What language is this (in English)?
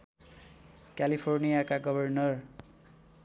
Nepali